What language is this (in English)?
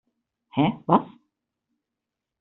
German